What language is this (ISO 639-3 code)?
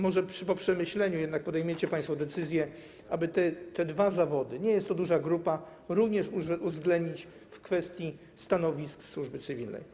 pol